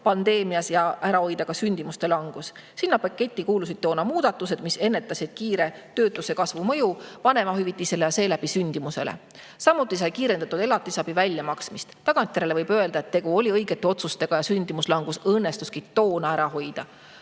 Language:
Estonian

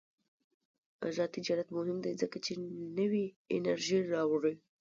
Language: Pashto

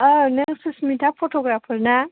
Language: Bodo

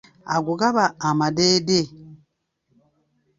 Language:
Ganda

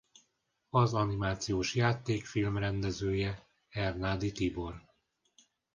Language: Hungarian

